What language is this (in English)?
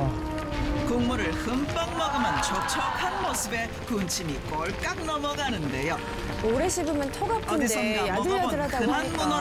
Korean